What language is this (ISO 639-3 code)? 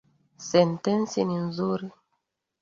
swa